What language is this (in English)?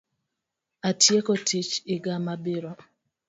Luo (Kenya and Tanzania)